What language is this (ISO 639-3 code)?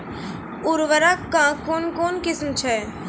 mai